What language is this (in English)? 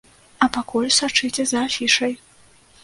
Belarusian